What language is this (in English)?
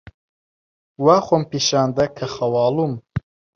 Central Kurdish